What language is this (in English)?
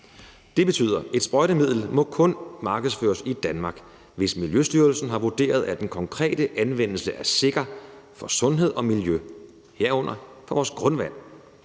Danish